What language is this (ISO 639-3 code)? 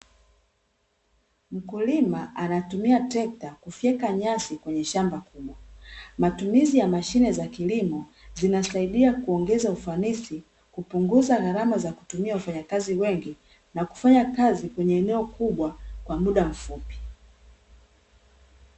swa